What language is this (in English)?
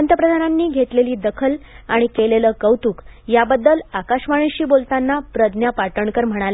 Marathi